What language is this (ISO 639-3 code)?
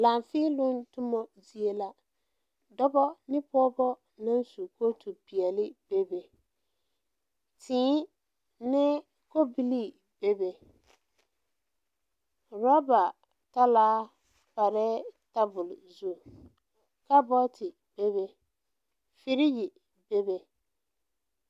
dga